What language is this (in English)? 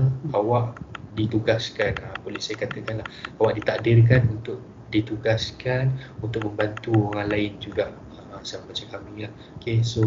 Malay